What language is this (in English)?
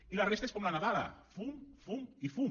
Catalan